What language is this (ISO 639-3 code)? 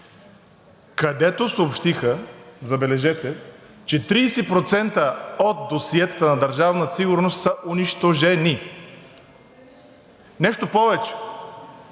bul